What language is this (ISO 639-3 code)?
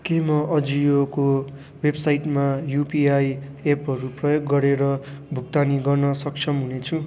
nep